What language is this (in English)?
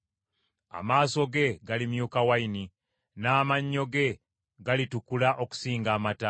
Ganda